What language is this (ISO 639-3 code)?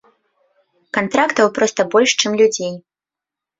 bel